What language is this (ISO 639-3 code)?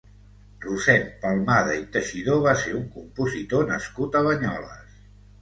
cat